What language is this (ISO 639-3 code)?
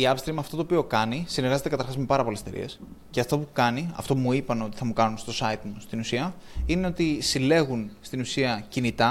ell